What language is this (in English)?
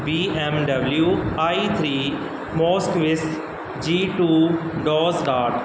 Punjabi